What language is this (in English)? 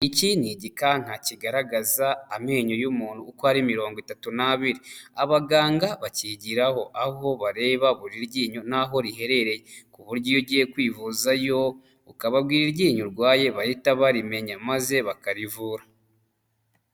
Kinyarwanda